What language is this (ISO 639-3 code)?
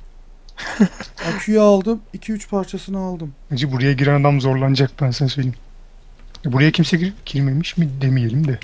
tur